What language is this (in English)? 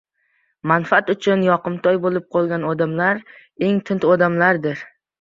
Uzbek